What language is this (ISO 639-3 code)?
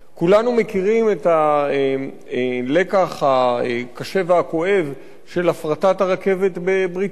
heb